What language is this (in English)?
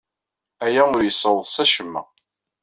Kabyle